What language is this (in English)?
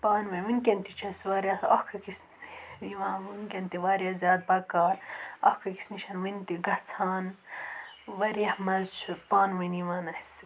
Kashmiri